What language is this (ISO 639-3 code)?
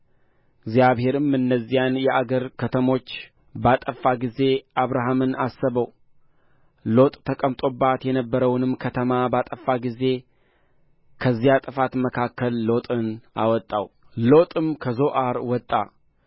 amh